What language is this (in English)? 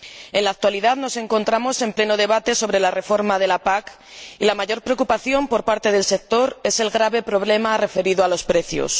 Spanish